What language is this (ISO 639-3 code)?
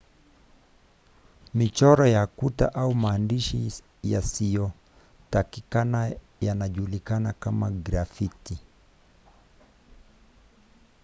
swa